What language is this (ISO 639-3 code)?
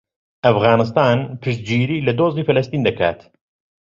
ckb